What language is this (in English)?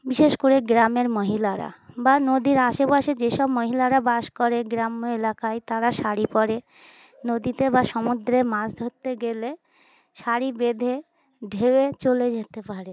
Bangla